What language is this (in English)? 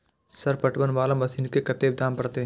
Maithili